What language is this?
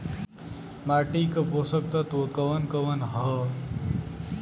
Bhojpuri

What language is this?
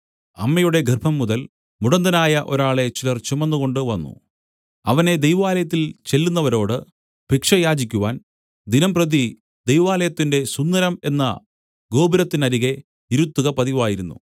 Malayalam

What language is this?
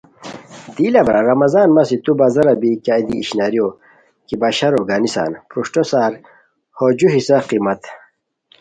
Khowar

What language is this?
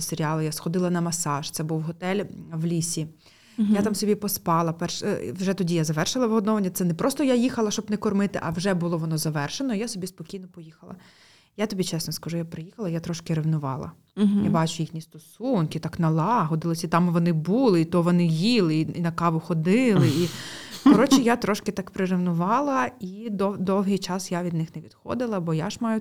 Ukrainian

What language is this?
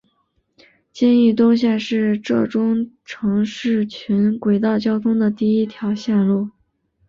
Chinese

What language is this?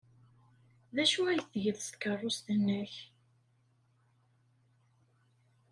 Kabyle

